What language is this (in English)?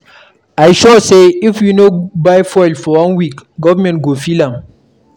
Nigerian Pidgin